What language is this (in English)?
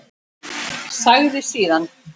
Icelandic